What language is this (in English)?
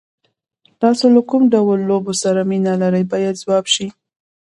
Pashto